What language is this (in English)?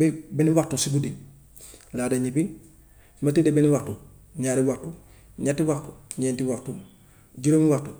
Gambian Wolof